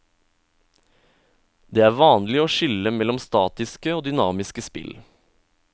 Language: Norwegian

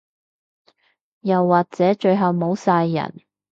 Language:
Cantonese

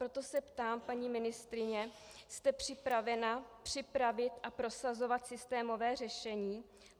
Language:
Czech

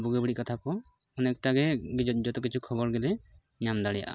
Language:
Santali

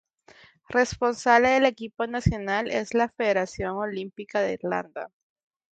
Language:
Spanish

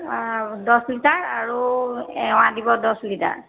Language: Assamese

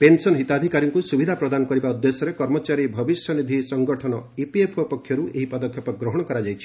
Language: Odia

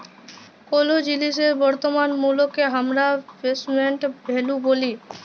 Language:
Bangla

